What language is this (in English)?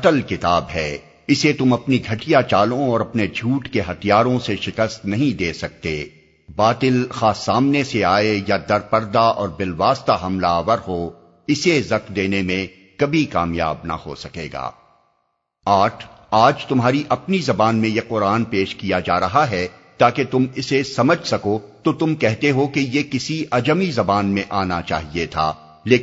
Urdu